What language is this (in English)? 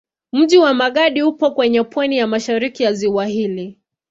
Swahili